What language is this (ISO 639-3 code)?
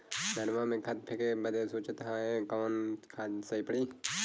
bho